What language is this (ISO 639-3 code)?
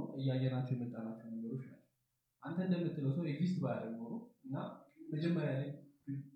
amh